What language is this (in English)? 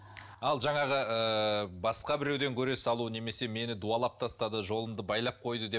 Kazakh